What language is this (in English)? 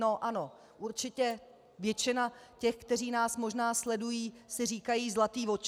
Czech